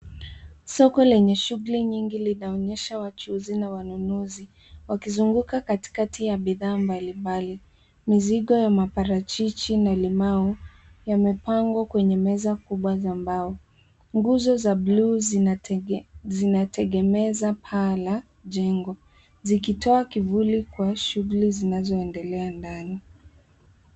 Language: Swahili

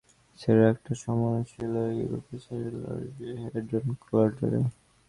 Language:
Bangla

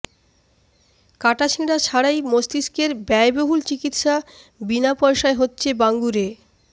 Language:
Bangla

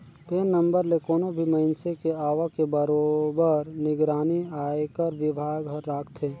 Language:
Chhattisgarhi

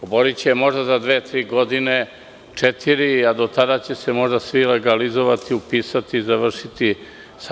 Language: Serbian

